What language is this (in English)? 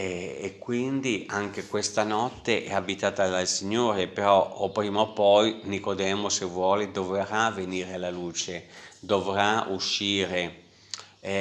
Italian